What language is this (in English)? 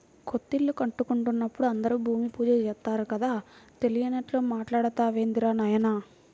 Telugu